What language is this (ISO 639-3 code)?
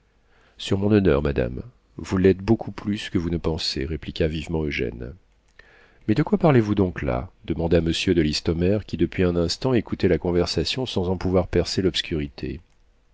fra